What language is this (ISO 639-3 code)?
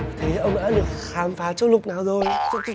vie